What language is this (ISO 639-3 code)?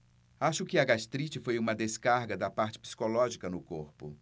por